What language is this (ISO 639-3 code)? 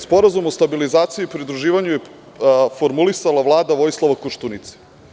srp